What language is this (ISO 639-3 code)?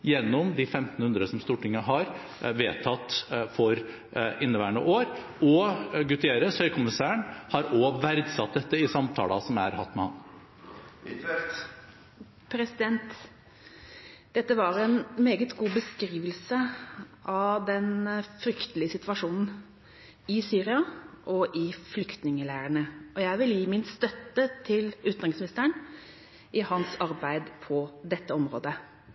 nob